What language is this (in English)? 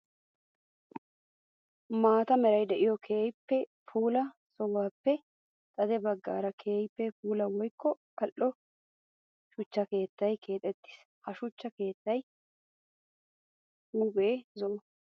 Wolaytta